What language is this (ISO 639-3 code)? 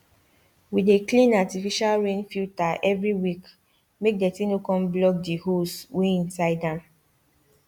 pcm